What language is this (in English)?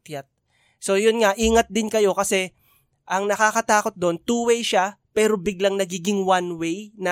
Filipino